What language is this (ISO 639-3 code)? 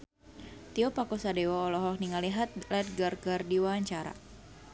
sun